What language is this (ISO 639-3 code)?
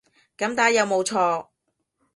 yue